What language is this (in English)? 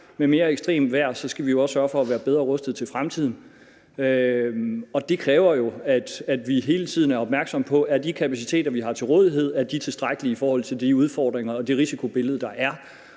Danish